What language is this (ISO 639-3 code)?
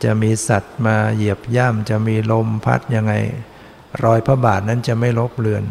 tha